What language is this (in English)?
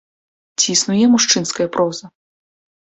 Belarusian